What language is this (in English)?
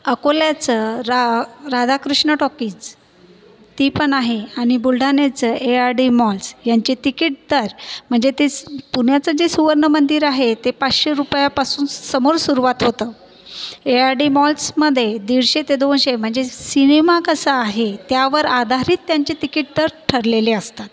Marathi